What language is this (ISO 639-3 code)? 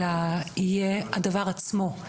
heb